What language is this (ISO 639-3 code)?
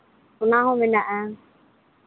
sat